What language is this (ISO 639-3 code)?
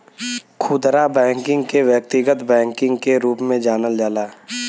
bho